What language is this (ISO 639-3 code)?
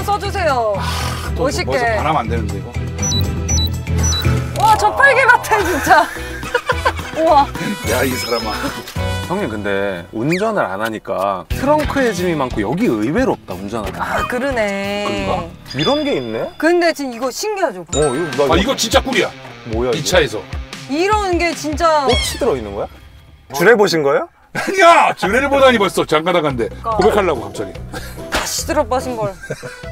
kor